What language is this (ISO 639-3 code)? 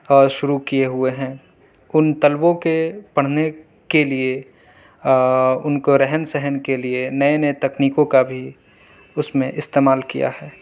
urd